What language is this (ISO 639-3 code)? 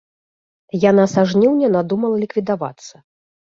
bel